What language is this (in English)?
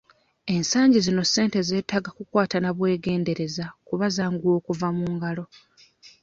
Ganda